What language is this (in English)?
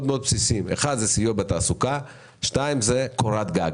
Hebrew